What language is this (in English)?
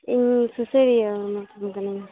Santali